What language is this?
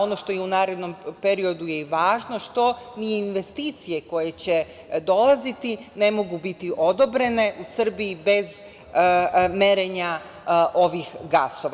Serbian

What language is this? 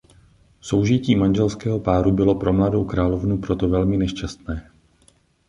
Czech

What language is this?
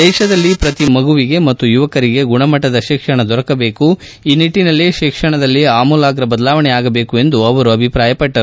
Kannada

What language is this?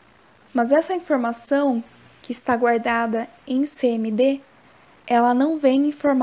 Portuguese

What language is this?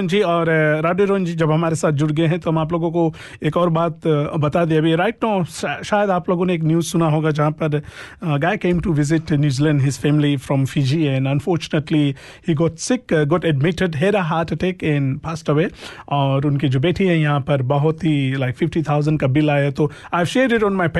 Hindi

